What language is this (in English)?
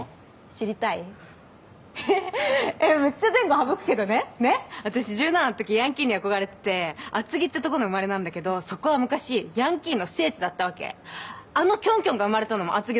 Japanese